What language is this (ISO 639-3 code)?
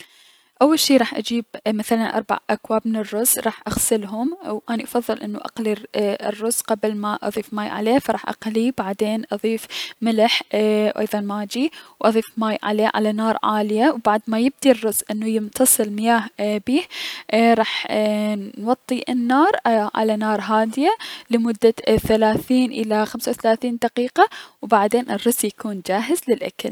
acm